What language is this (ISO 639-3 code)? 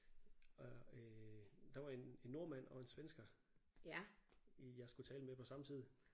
dan